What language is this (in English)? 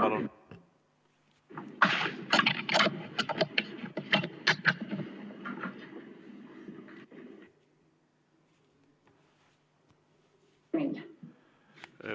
Estonian